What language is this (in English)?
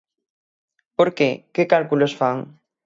Galician